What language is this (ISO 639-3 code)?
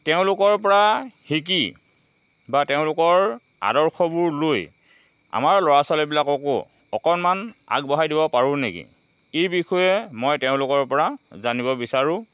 asm